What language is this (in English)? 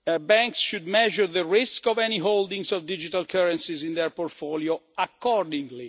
English